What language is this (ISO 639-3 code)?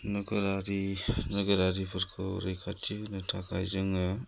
brx